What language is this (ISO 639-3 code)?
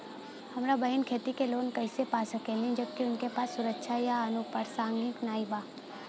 bho